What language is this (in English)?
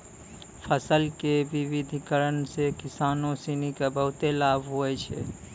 Maithili